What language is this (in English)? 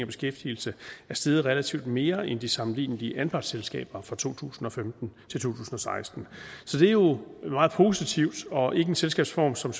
Danish